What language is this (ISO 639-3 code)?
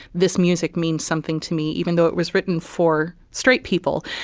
eng